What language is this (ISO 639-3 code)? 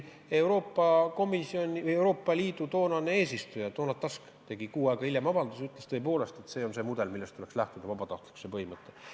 est